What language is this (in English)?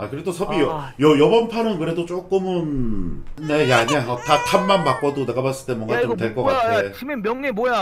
Korean